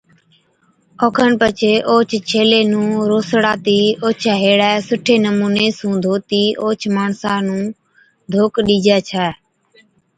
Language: Od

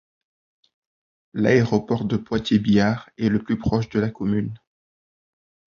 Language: French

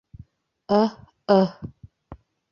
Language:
Bashkir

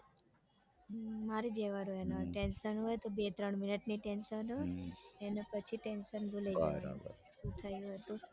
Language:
Gujarati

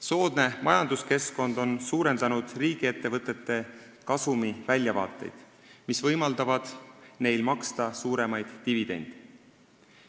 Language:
Estonian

